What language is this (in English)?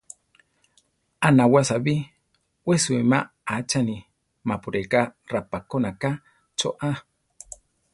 Central Tarahumara